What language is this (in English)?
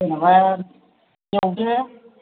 Bodo